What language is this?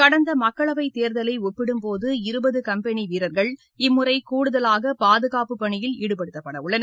Tamil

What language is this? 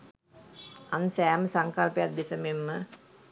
Sinhala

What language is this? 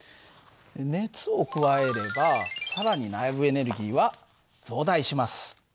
Japanese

